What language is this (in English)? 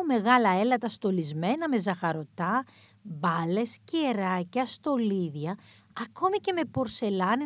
Greek